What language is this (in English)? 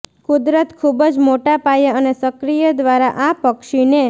Gujarati